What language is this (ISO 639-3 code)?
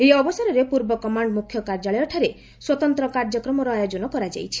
ori